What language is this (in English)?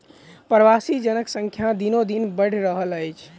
Maithili